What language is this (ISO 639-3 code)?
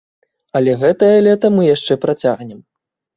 bel